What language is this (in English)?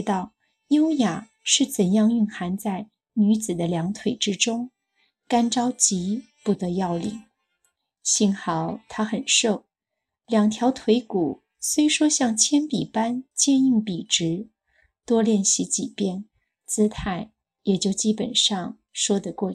Chinese